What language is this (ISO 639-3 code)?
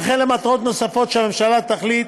heb